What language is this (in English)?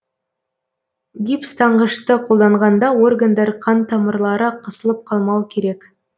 Kazakh